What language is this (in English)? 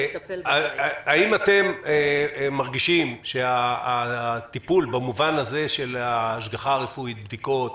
Hebrew